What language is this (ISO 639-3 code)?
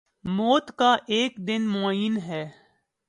urd